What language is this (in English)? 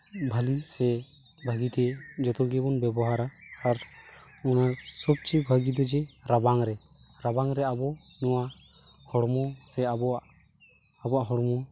Santali